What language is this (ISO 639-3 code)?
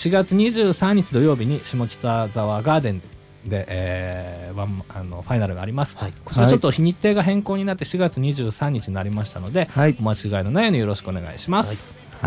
jpn